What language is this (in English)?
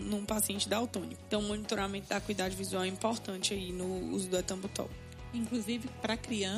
Portuguese